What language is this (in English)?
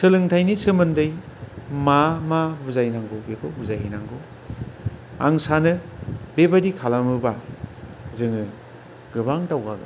Bodo